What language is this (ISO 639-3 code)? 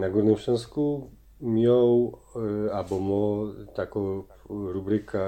pol